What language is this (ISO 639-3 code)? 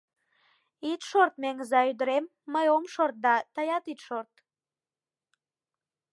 chm